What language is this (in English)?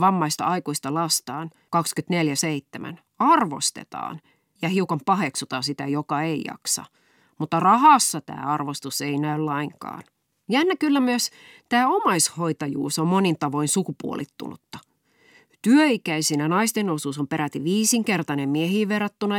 Finnish